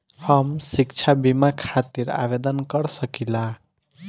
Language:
Bhojpuri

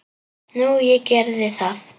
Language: Icelandic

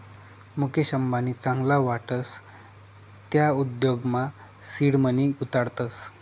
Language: Marathi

